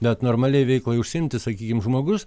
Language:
Lithuanian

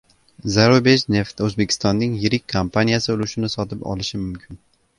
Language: Uzbek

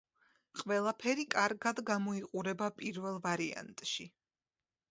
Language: Georgian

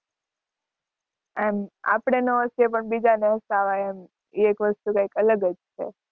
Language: Gujarati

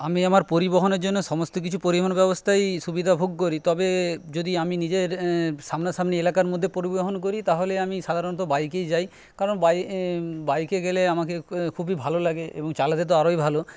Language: Bangla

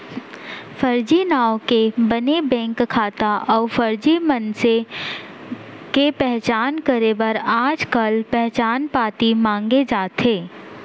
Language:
Chhattisgarhi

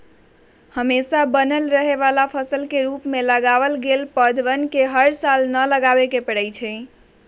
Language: Magahi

